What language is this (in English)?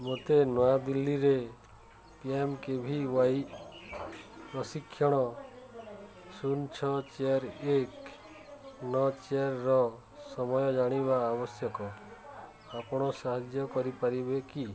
Odia